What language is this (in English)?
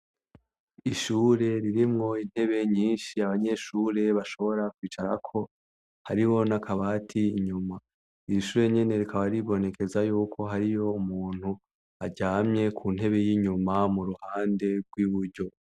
Rundi